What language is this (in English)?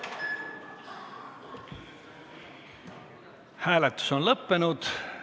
Estonian